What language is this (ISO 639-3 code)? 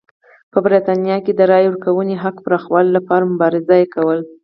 pus